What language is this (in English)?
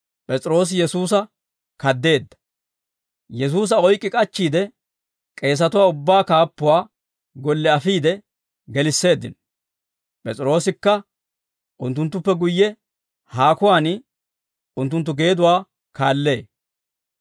Dawro